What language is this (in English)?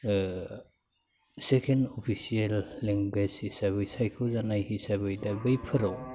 Bodo